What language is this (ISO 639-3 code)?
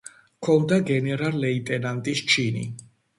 kat